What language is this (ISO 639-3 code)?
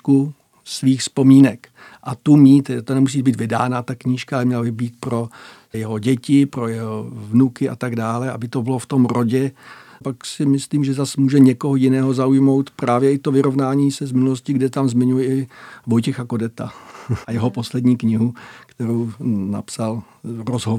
ces